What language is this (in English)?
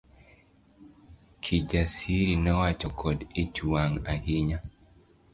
Luo (Kenya and Tanzania)